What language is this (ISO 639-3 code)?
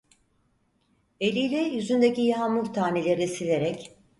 tur